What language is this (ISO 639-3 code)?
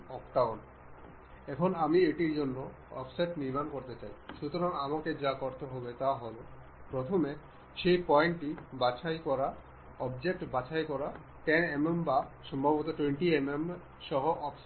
ben